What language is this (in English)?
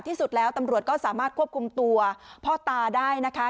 Thai